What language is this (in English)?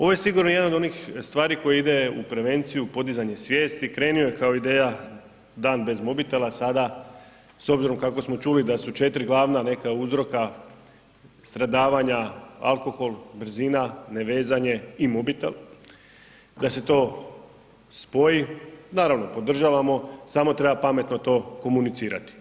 Croatian